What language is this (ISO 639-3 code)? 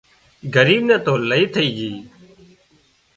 kxp